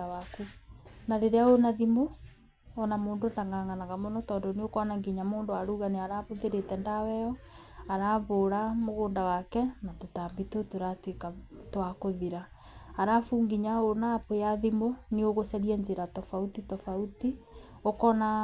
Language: Kikuyu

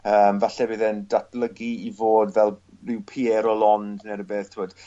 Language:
Welsh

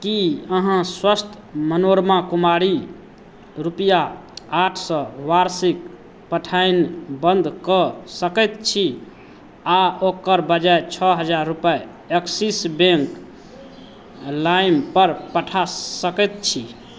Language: Maithili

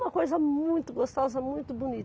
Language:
Portuguese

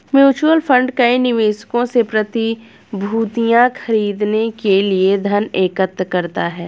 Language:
Hindi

